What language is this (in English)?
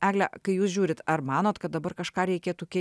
Lithuanian